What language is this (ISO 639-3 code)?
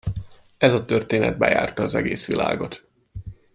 hun